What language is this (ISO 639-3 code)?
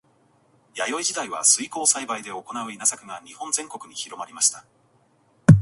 jpn